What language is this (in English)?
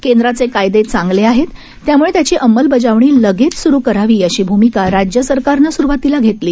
Marathi